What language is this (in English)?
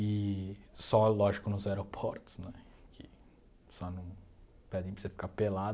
Portuguese